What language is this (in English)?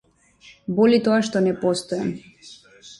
Macedonian